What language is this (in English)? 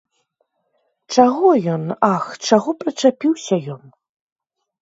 Belarusian